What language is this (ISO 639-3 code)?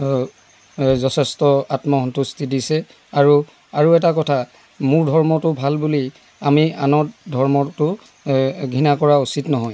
asm